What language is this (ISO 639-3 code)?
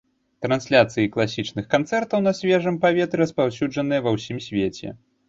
bel